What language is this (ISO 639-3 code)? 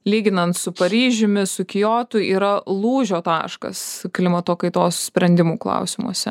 lit